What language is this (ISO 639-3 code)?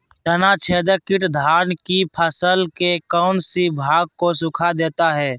mag